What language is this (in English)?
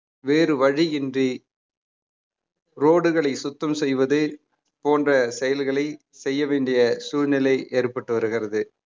Tamil